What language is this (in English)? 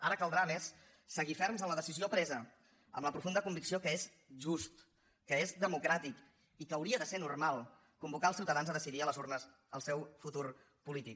Catalan